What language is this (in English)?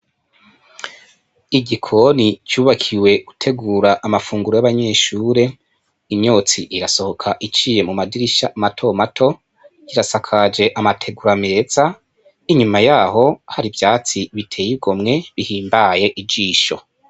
Rundi